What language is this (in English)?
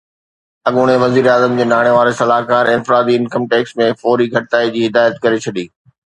Sindhi